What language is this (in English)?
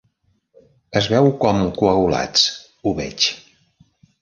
Catalan